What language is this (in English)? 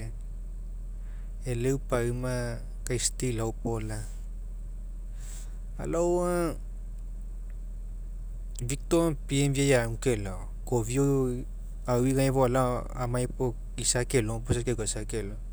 Mekeo